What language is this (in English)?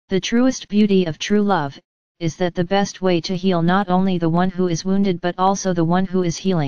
English